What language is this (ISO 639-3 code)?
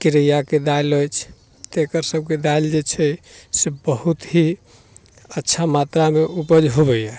mai